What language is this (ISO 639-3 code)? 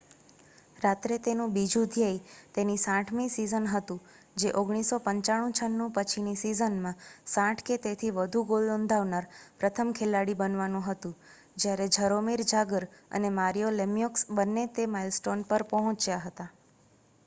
guj